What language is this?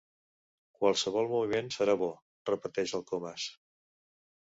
Catalan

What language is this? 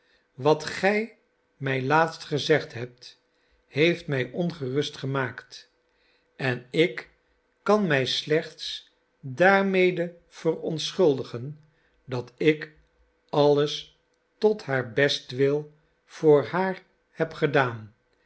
Dutch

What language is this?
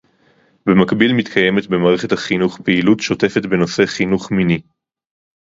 Hebrew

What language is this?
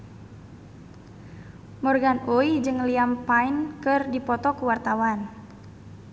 Sundanese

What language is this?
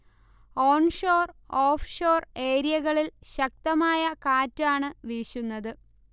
Malayalam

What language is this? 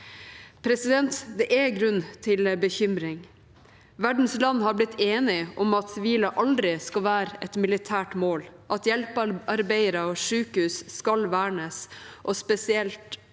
Norwegian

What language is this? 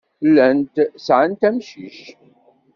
Kabyle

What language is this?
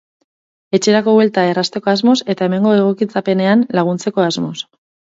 Basque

